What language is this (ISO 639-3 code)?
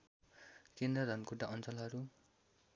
nep